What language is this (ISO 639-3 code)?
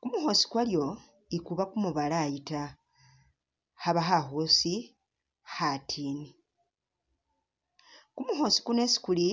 myx